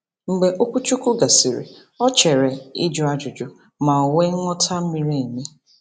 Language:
Igbo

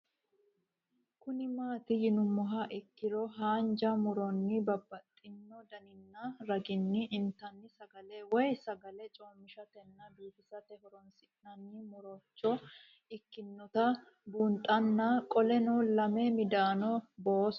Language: Sidamo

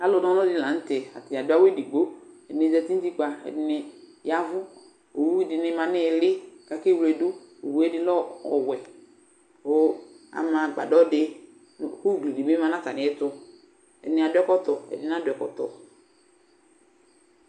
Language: Ikposo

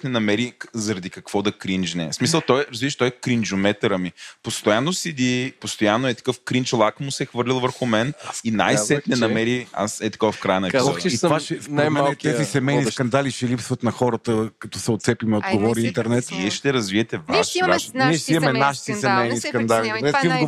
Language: Bulgarian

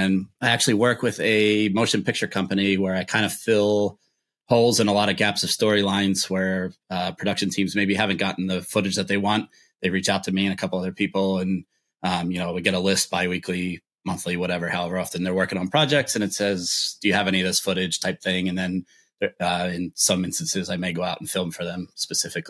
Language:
English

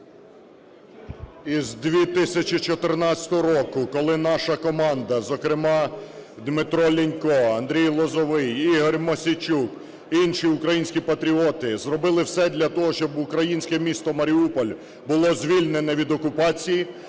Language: Ukrainian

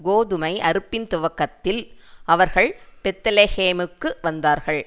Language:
Tamil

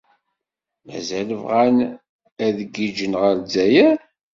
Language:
Kabyle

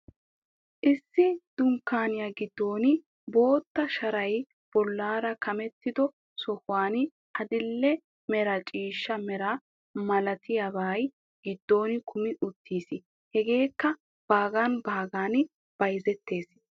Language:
Wolaytta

